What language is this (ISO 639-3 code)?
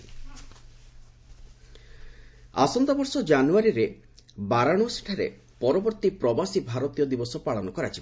ori